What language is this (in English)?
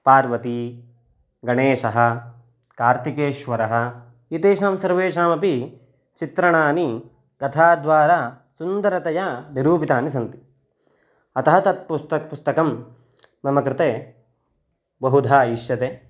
Sanskrit